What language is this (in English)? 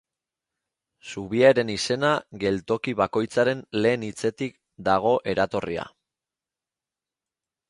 Basque